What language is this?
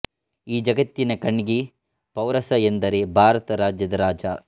Kannada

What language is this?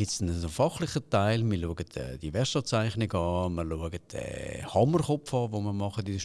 German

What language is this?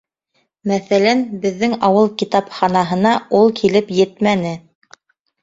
Bashkir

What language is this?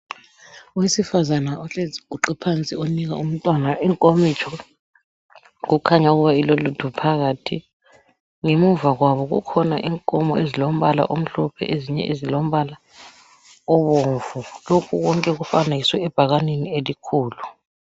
North Ndebele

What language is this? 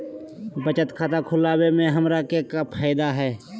Magahi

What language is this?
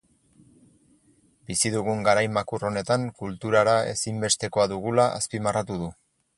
Basque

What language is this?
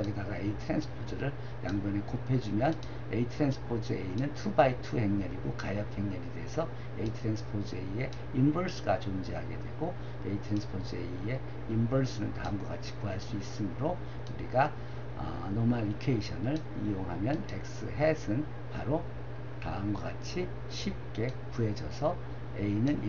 Korean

